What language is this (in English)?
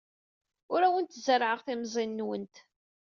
Kabyle